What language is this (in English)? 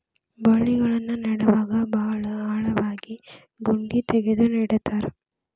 Kannada